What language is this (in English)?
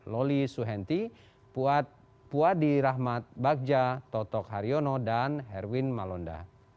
Indonesian